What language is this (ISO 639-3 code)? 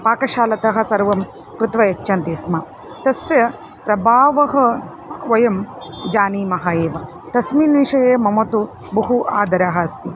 san